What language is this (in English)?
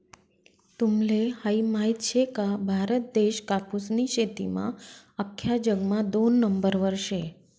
Marathi